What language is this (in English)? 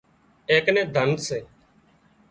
Wadiyara Koli